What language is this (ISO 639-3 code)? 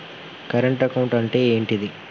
tel